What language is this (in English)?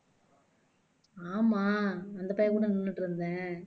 Tamil